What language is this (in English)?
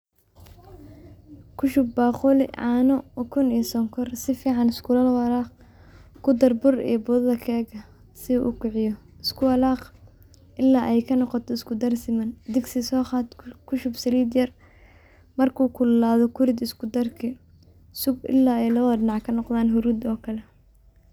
Somali